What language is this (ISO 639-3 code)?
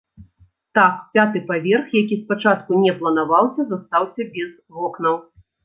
bel